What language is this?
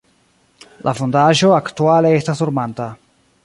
Esperanto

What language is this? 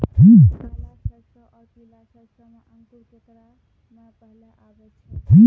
Maithili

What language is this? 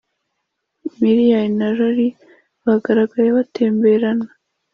Kinyarwanda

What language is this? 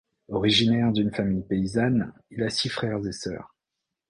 French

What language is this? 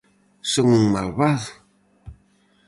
Galician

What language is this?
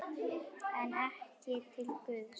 Icelandic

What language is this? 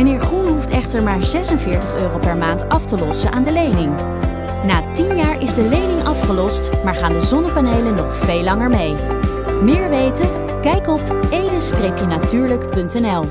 Dutch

